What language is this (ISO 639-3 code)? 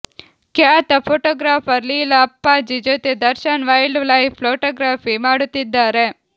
kan